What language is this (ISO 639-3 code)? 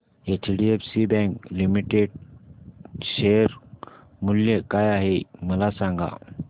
mar